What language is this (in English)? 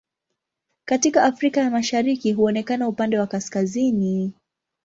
Swahili